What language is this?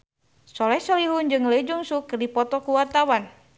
Sundanese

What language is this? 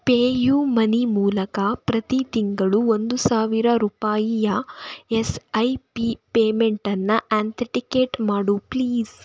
Kannada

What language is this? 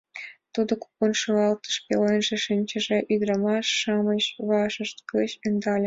Mari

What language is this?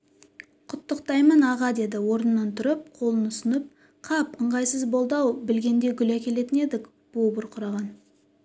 Kazakh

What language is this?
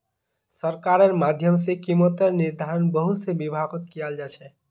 Magahi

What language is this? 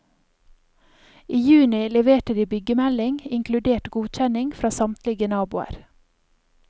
Norwegian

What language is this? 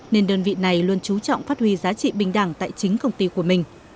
Vietnamese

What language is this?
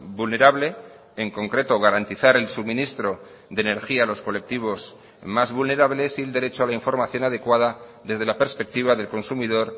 Spanish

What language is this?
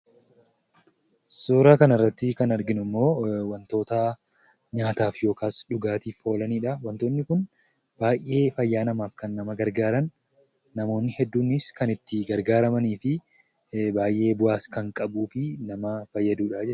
Oromo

